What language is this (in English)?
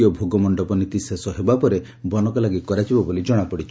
Odia